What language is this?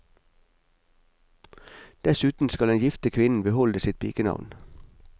Norwegian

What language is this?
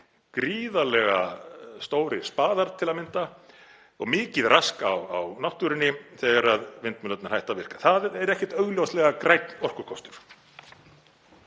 Icelandic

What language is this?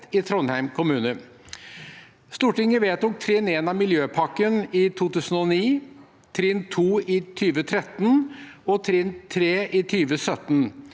Norwegian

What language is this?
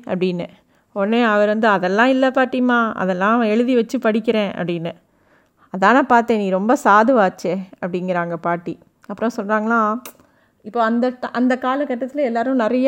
Tamil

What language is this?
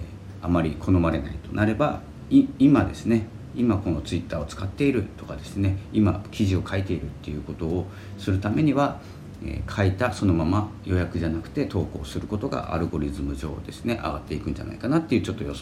Japanese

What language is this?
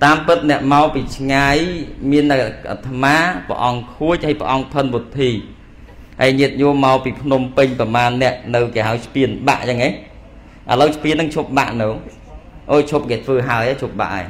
Vietnamese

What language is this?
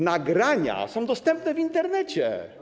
Polish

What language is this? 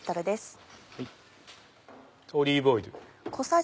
Japanese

